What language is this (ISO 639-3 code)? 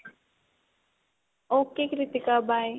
pan